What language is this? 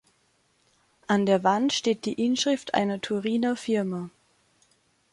German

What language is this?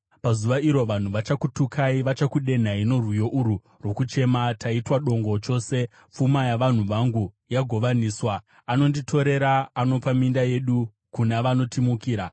Shona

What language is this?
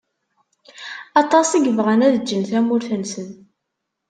Kabyle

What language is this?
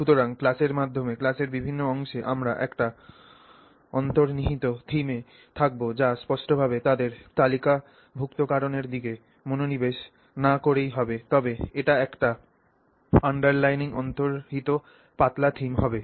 Bangla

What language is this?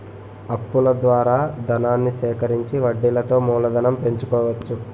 Telugu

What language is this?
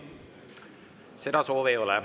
Estonian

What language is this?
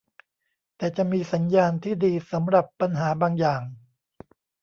Thai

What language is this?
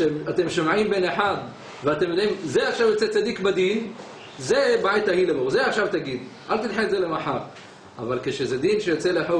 Hebrew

